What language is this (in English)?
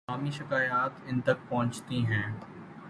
Urdu